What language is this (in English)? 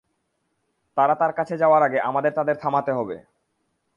Bangla